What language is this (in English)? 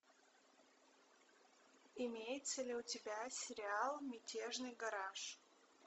Russian